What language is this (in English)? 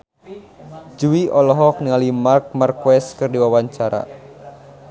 Sundanese